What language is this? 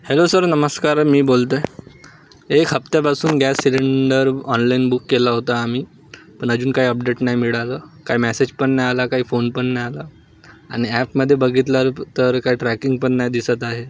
Marathi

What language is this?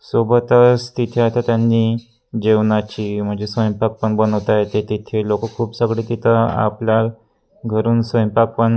Marathi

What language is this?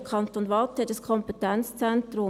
Swiss German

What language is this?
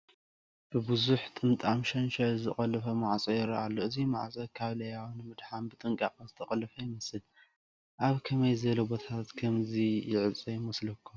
Tigrinya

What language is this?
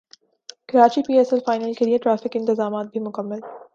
Urdu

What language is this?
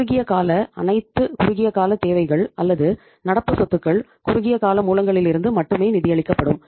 Tamil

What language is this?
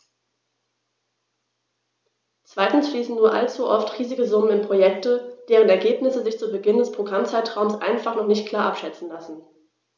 German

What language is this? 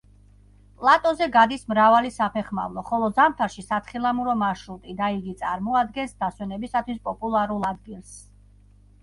Georgian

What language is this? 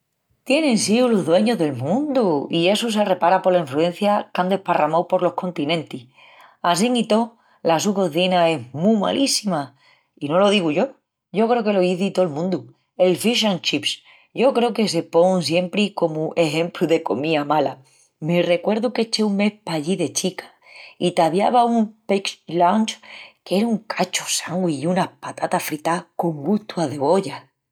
Extremaduran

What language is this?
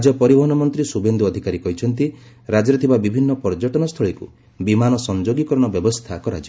Odia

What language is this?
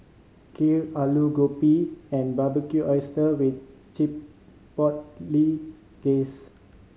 English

